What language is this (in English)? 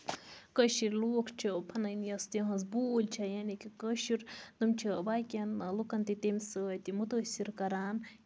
Kashmiri